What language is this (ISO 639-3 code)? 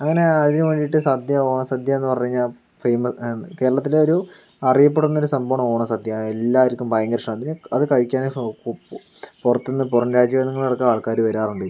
mal